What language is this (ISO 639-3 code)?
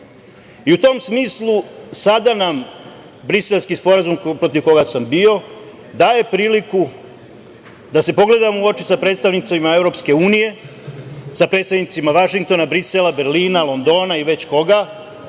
srp